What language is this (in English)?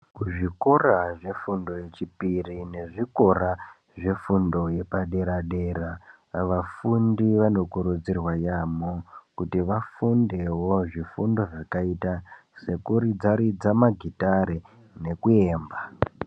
Ndau